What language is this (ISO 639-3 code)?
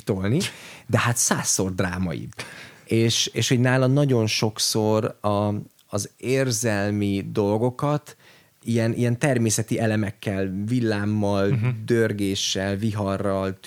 hun